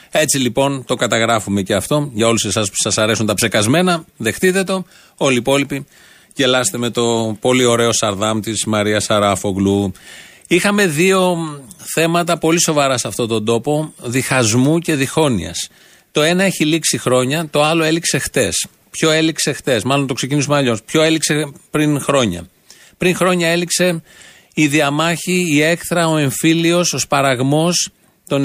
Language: Greek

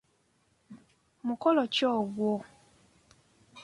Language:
Ganda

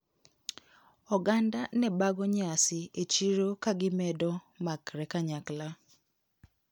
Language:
Luo (Kenya and Tanzania)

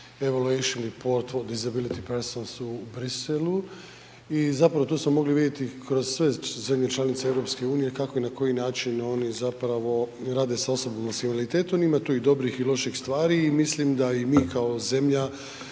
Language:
Croatian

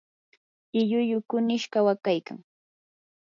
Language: Yanahuanca Pasco Quechua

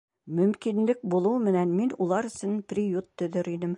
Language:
Bashkir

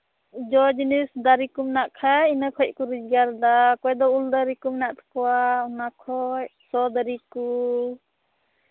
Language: Santali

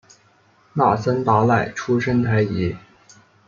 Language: Chinese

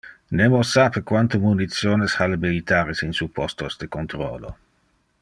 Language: Interlingua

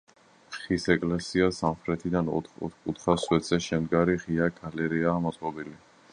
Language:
Georgian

